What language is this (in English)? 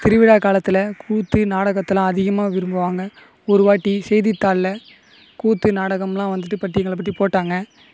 Tamil